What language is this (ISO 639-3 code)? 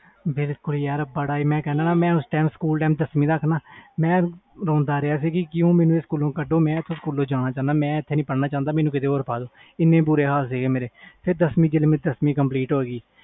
pan